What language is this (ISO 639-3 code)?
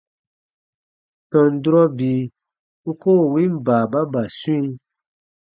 bba